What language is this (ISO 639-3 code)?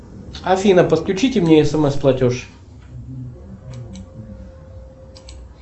rus